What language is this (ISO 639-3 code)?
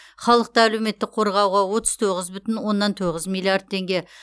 kaz